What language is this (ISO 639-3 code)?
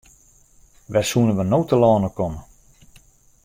fry